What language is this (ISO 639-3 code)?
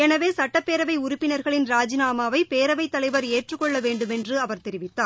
tam